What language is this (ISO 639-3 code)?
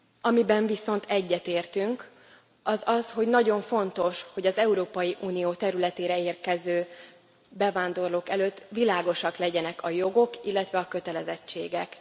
hun